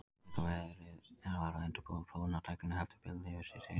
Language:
Icelandic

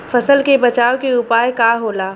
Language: Bhojpuri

